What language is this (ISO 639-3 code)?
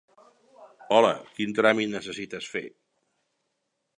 cat